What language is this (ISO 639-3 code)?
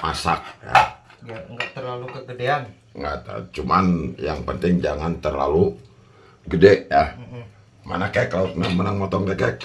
ind